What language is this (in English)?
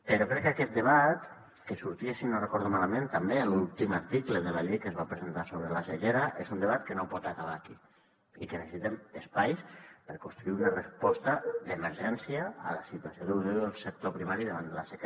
Catalan